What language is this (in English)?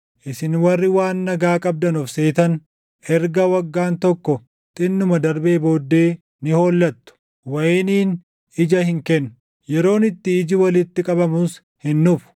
Oromo